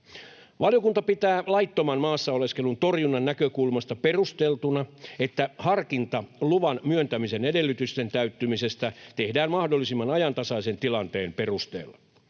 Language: Finnish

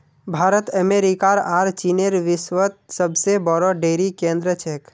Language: Magahi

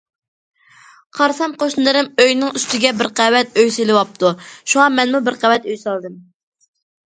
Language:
Uyghur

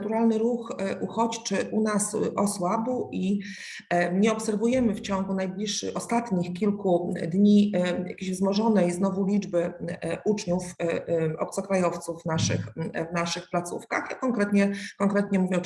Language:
Polish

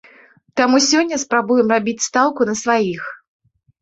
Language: Belarusian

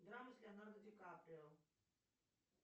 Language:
Russian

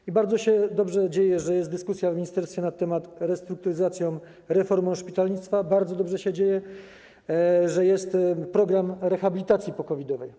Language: Polish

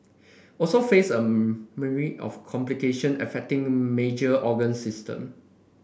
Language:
English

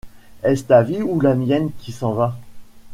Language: French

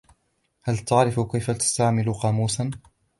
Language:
Arabic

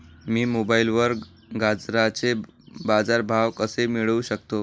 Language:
Marathi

